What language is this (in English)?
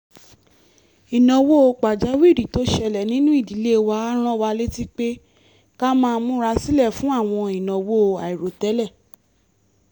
Yoruba